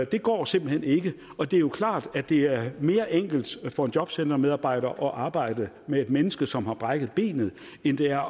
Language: Danish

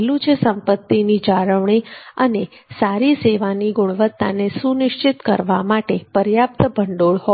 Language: Gujarati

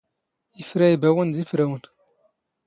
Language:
Standard Moroccan Tamazight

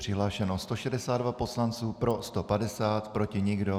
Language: Czech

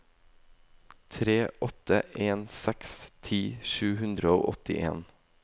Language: Norwegian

